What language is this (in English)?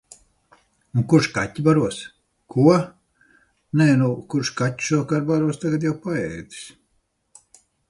Latvian